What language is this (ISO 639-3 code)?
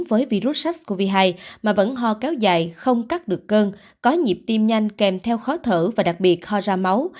vie